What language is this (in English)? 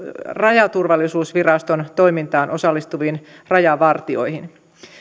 Finnish